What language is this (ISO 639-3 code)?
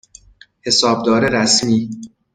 fas